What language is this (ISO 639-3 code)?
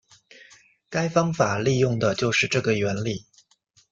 zho